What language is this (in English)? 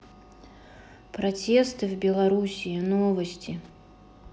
Russian